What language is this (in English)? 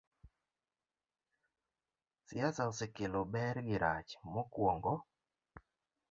Luo (Kenya and Tanzania)